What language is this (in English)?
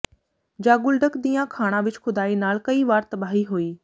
Punjabi